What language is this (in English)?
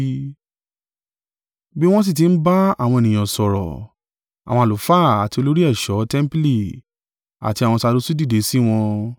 Yoruba